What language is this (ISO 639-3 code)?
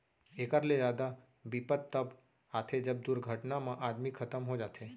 hne